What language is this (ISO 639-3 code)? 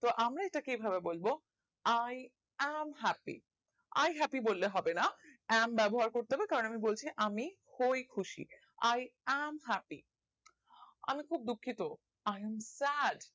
ben